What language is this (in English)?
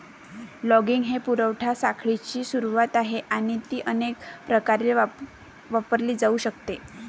Marathi